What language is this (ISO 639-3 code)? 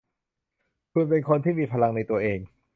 tha